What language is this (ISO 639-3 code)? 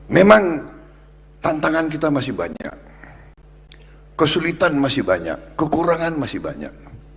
ind